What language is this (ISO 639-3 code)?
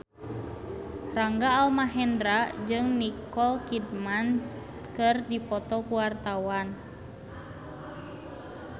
sun